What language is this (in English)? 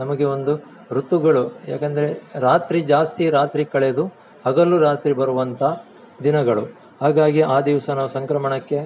Kannada